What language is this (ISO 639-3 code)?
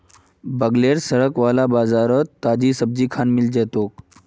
mag